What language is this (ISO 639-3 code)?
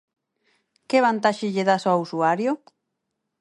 glg